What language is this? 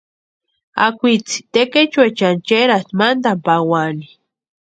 Western Highland Purepecha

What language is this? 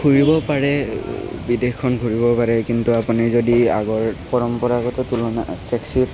Assamese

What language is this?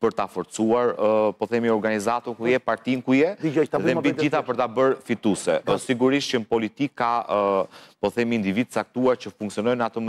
Romanian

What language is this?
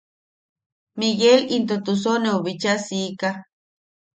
Yaqui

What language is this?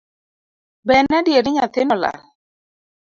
Luo (Kenya and Tanzania)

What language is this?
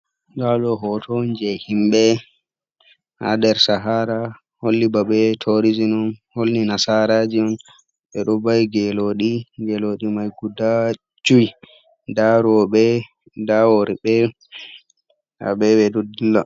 Fula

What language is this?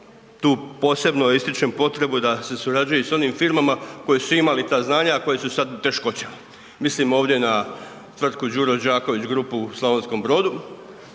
Croatian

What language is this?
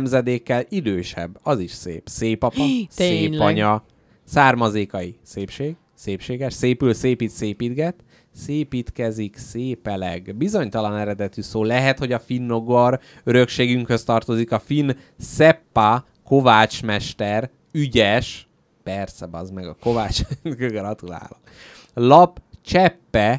Hungarian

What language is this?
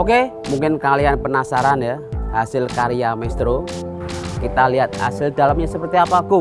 Indonesian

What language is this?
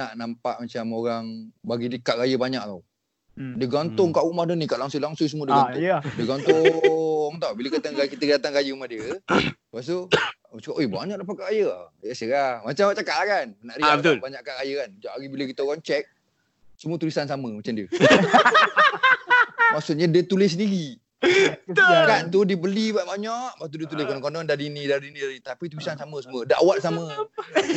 Malay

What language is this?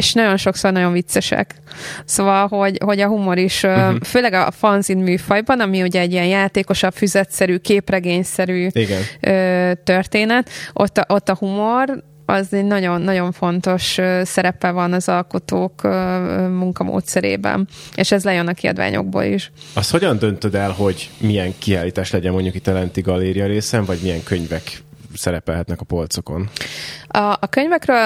Hungarian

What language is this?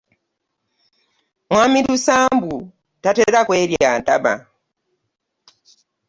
Ganda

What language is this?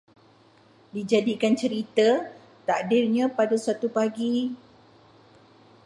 Malay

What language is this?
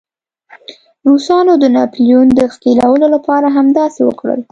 Pashto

